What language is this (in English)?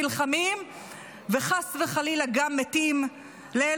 Hebrew